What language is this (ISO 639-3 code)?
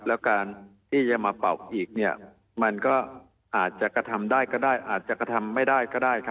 tha